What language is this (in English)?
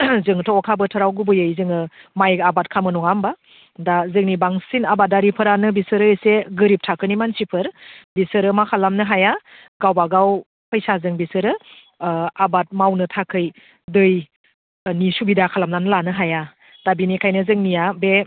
Bodo